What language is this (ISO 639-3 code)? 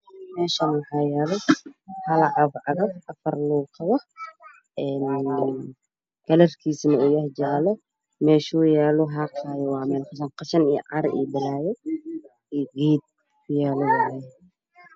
som